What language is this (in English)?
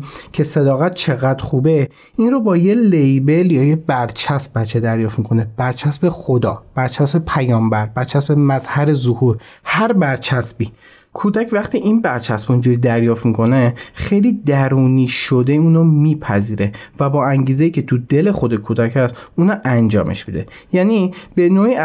Persian